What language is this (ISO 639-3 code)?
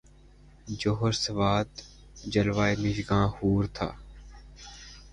urd